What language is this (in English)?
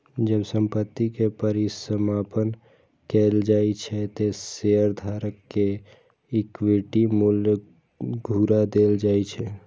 Maithili